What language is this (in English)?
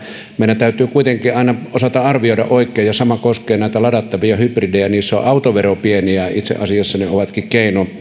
Finnish